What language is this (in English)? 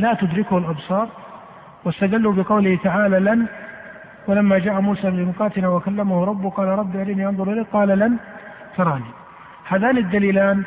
Arabic